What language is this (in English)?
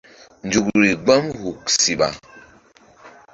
Mbum